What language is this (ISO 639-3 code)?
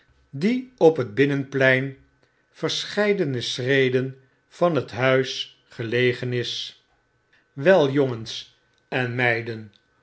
nld